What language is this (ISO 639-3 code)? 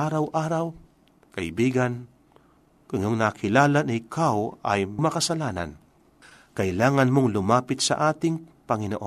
fil